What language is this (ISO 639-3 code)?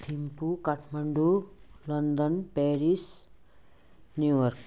nep